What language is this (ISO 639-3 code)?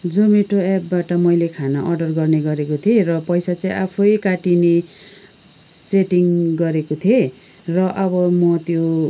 nep